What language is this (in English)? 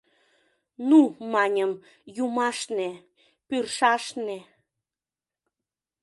Mari